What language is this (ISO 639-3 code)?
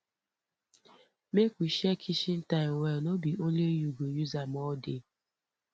pcm